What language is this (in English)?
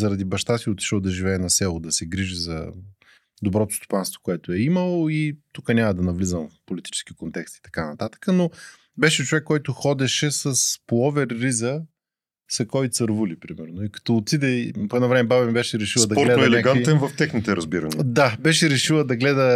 Bulgarian